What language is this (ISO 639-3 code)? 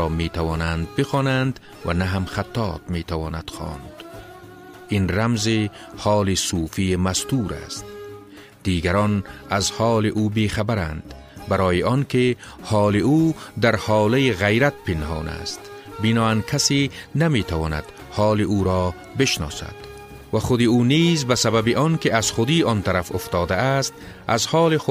fas